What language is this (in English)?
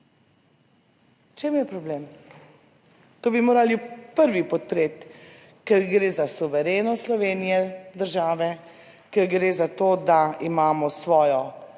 Slovenian